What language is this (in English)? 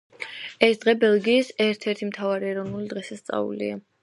Georgian